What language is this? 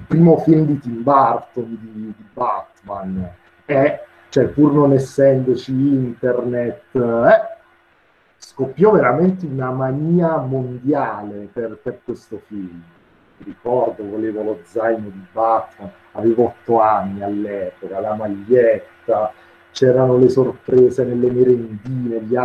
Italian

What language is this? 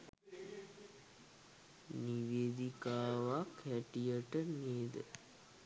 Sinhala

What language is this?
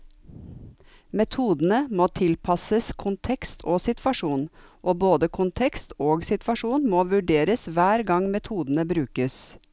Norwegian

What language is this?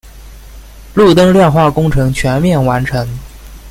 Chinese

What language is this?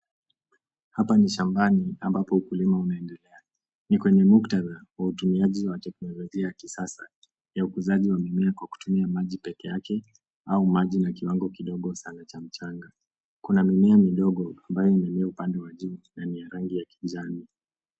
Swahili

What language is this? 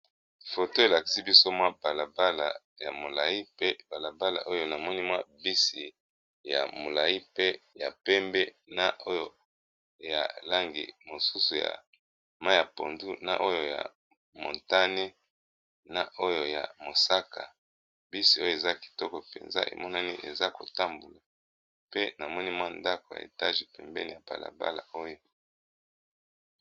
Lingala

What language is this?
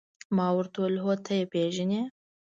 Pashto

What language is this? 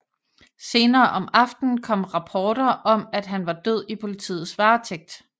Danish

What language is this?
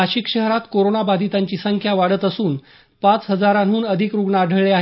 Marathi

